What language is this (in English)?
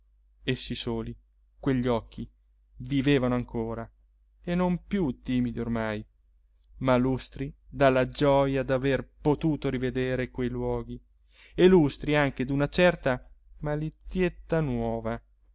Italian